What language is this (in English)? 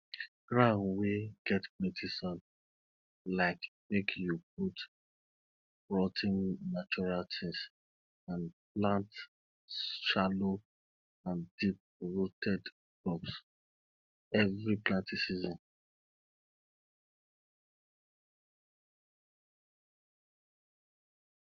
Nigerian Pidgin